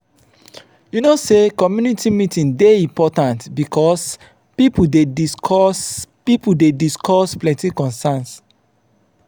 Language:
Nigerian Pidgin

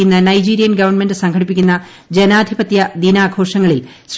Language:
Malayalam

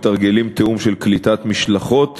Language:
Hebrew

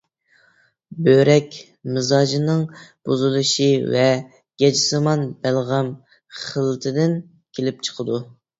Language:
Uyghur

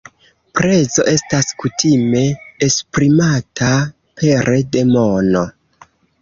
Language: Esperanto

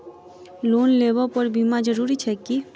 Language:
Maithili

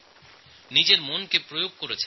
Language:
Bangla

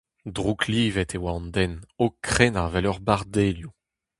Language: Breton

